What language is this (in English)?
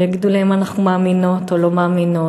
Hebrew